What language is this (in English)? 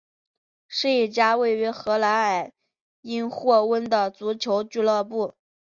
Chinese